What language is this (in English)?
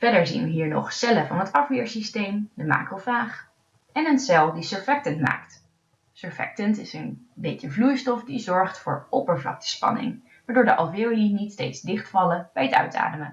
Dutch